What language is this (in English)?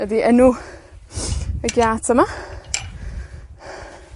Welsh